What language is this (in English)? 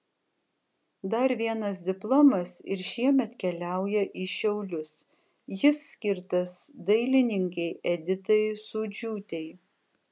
Lithuanian